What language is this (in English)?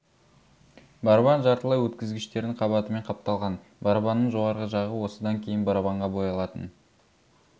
Kazakh